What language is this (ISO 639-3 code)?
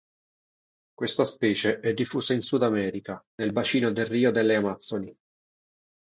ita